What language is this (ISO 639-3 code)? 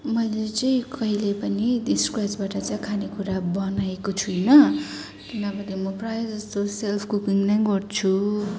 nep